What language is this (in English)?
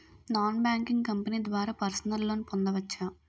Telugu